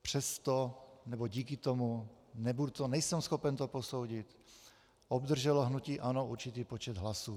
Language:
Czech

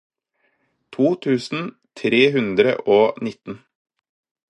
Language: Norwegian Bokmål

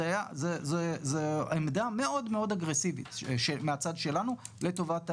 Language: Hebrew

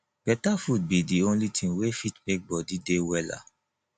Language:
Nigerian Pidgin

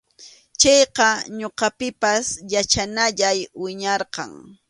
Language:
Arequipa-La Unión Quechua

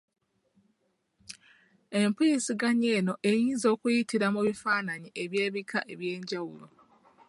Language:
Ganda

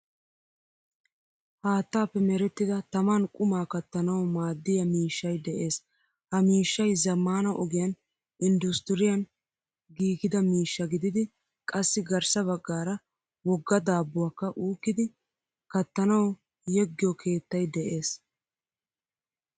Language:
Wolaytta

